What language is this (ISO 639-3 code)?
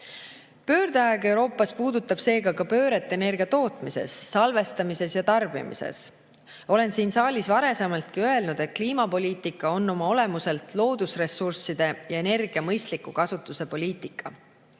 est